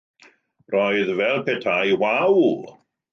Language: Welsh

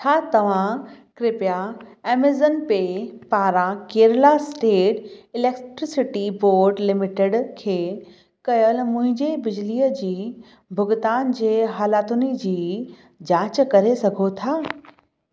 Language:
Sindhi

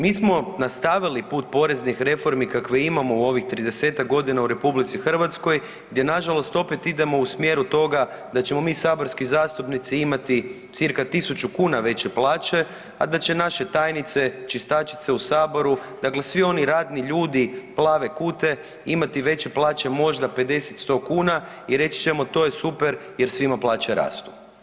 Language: Croatian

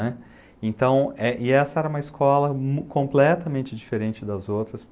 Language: Portuguese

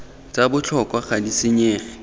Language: Tswana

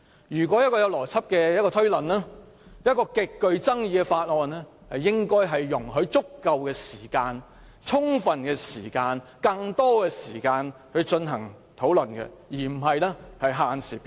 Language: Cantonese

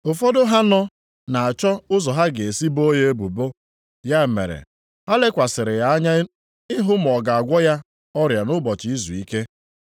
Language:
Igbo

